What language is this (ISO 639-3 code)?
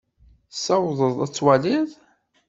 kab